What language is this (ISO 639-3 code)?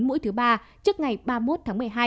vie